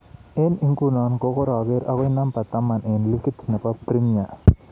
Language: Kalenjin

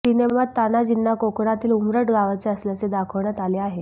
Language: Marathi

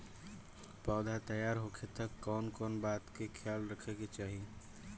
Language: Bhojpuri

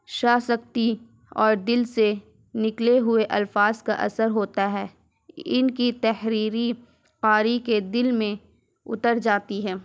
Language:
Urdu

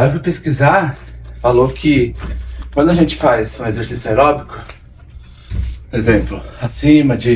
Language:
Portuguese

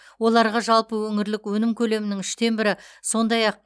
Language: Kazakh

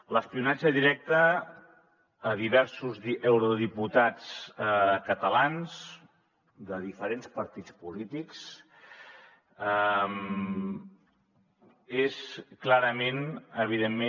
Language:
Catalan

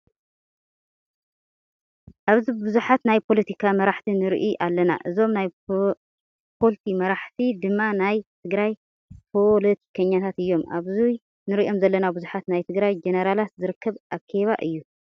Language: Tigrinya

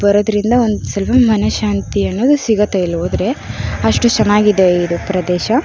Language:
Kannada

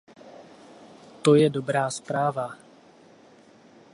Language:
Czech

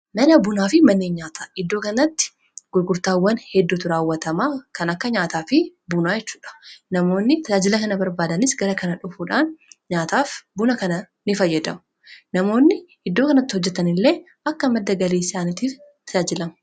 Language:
Oromo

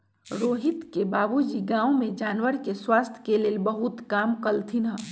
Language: Magahi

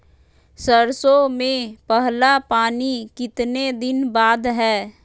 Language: Magahi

